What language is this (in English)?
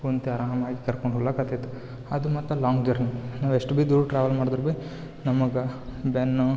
Kannada